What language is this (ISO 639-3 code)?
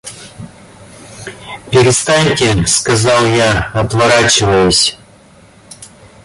rus